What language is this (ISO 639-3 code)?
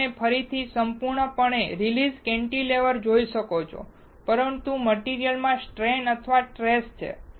guj